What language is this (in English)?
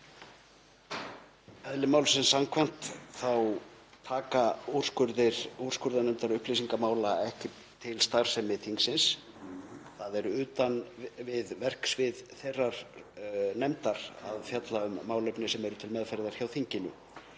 Icelandic